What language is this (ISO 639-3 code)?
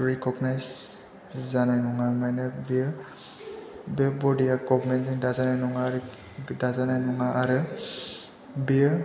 brx